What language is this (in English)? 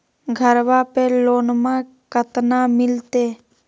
Magahi